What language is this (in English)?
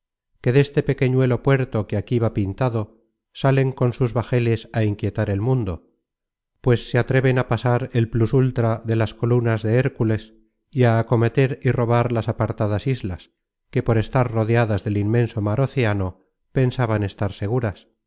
Spanish